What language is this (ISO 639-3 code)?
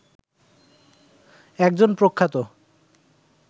ben